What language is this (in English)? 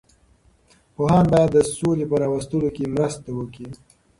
Pashto